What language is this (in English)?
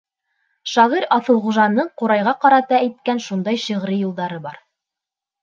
Bashkir